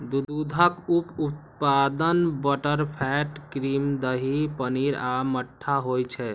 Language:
Maithili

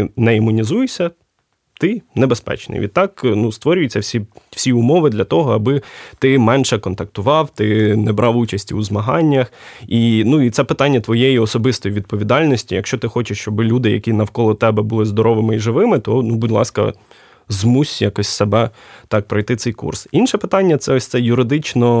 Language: Ukrainian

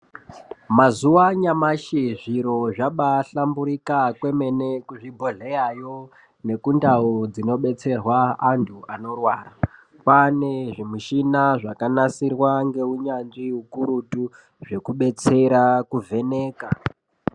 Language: Ndau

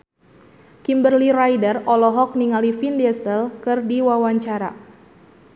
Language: Sundanese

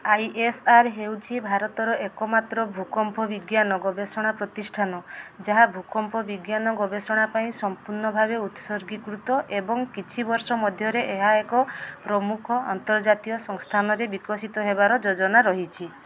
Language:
Odia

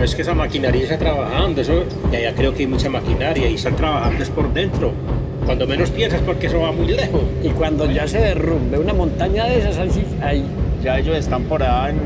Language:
Spanish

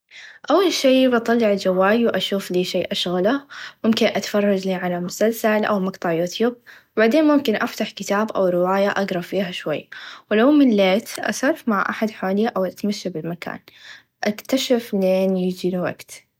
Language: Najdi Arabic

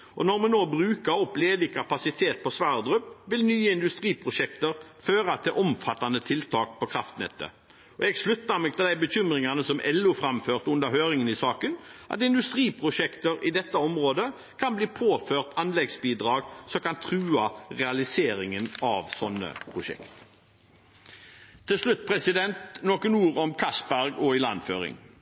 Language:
Norwegian Bokmål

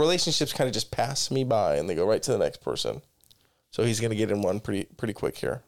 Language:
English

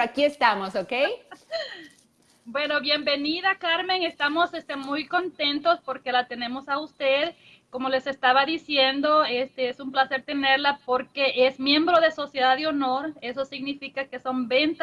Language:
Spanish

